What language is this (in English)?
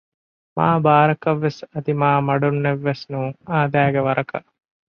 Divehi